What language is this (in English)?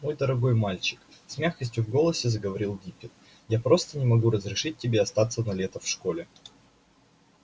Russian